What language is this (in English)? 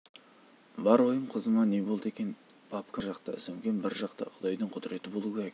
Kazakh